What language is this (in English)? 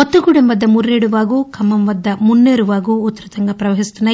Telugu